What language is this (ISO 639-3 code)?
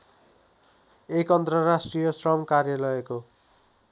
nep